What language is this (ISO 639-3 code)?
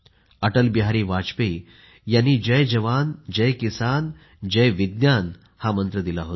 mar